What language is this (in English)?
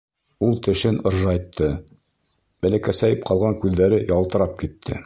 Bashkir